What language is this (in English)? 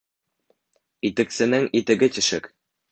Bashkir